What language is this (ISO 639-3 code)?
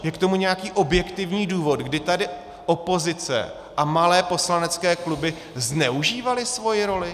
ces